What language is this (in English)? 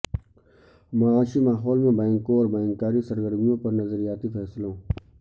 Urdu